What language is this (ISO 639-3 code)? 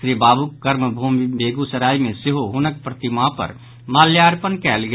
mai